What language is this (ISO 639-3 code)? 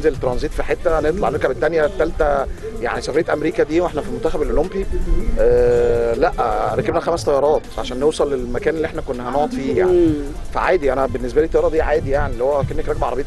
ara